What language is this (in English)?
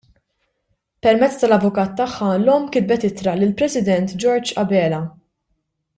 Maltese